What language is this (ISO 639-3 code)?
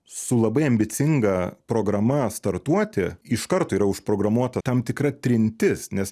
lit